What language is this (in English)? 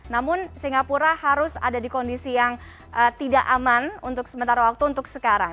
Indonesian